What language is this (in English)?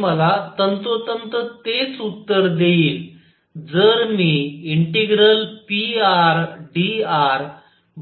Marathi